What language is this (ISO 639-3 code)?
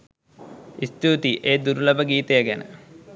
sin